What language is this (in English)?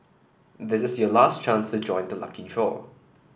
English